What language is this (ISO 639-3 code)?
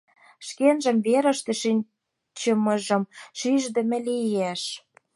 chm